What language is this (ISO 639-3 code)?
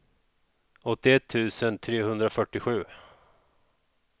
swe